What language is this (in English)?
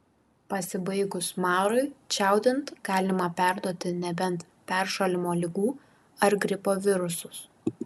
Lithuanian